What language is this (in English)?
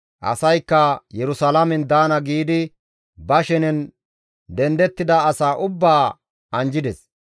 Gamo